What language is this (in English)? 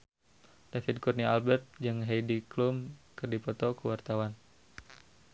Sundanese